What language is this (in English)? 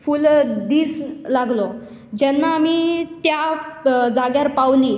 Konkani